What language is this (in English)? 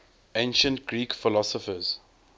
English